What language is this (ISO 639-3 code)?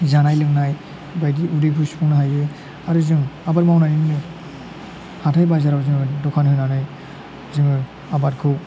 brx